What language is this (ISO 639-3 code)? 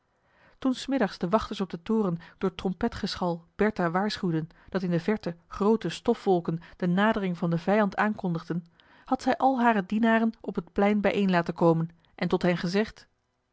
nld